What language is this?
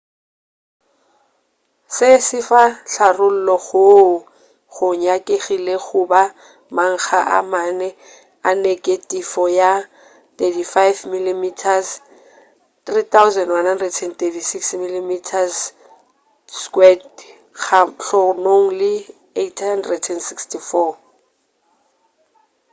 Northern Sotho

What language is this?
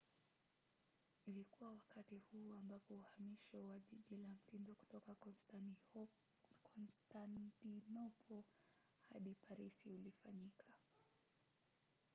Swahili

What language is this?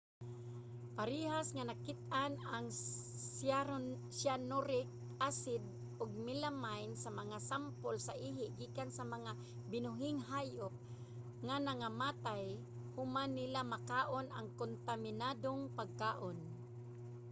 Cebuano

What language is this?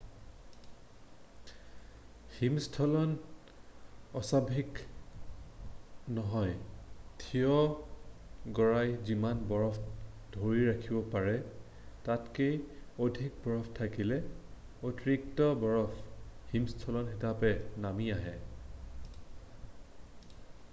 Assamese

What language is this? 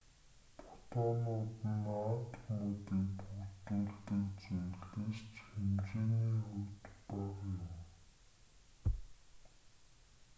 Mongolian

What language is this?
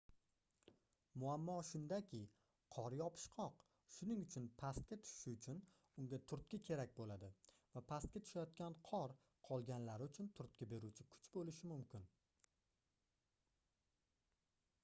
Uzbek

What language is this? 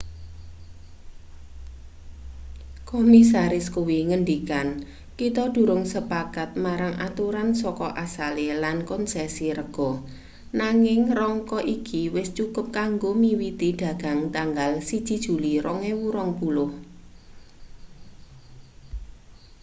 Javanese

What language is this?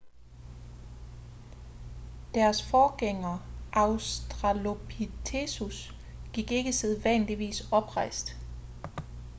Danish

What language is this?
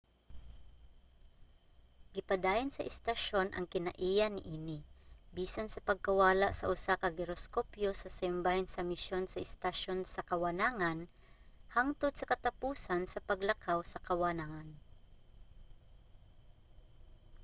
Cebuano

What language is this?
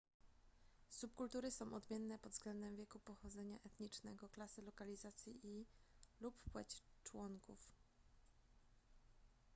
Polish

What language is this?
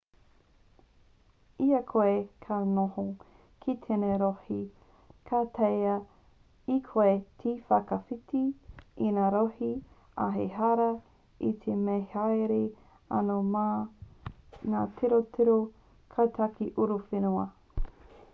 Māori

